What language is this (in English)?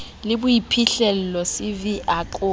Southern Sotho